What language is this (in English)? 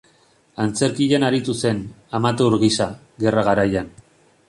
Basque